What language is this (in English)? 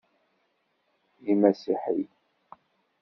Kabyle